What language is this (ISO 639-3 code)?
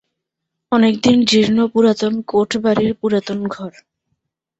ben